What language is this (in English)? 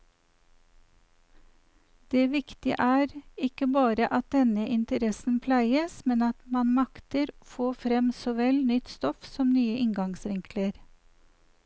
Norwegian